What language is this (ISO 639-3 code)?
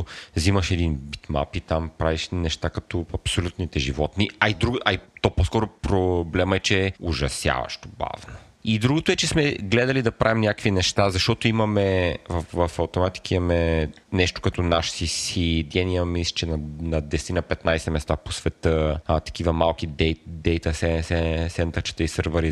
bul